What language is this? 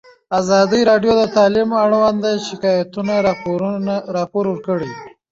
Pashto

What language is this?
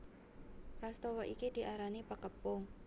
Javanese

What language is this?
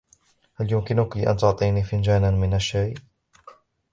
Arabic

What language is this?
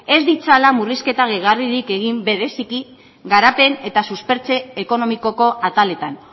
Basque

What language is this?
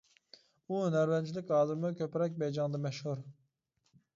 Uyghur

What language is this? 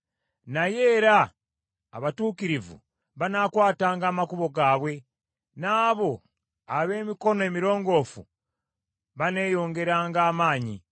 Ganda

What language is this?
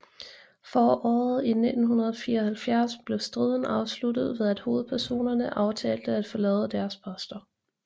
Danish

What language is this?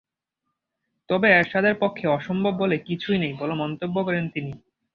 Bangla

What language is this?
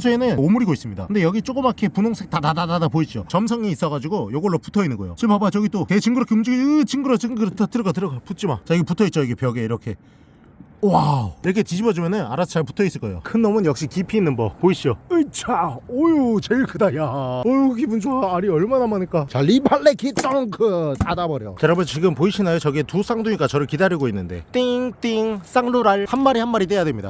Korean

